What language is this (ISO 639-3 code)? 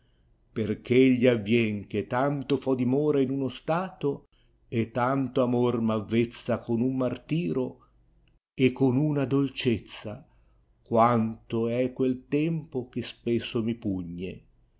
ita